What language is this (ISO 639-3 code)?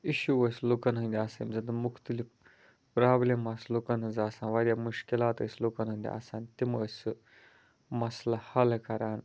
kas